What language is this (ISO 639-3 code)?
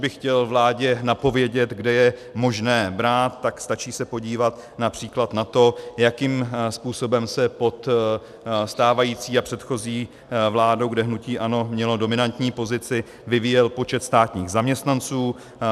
ces